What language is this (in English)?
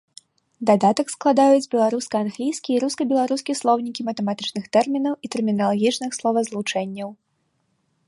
Belarusian